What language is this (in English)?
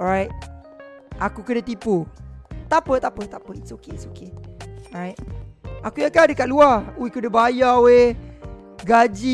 Malay